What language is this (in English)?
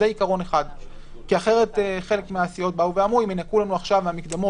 Hebrew